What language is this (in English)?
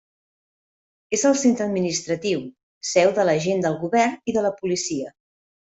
Catalan